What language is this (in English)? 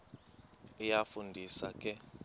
Xhosa